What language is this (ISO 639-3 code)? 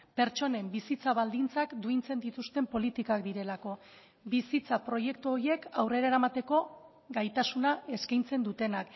eus